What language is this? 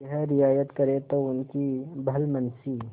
Hindi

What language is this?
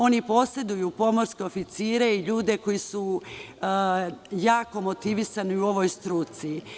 Serbian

